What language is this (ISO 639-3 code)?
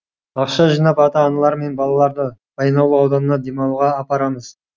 kaz